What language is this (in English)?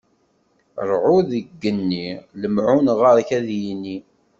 Kabyle